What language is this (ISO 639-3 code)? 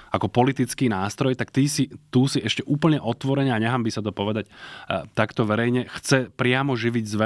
slk